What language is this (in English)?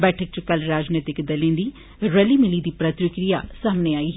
Dogri